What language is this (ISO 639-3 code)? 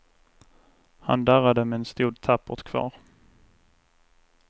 swe